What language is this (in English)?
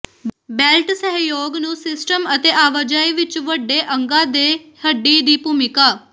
Punjabi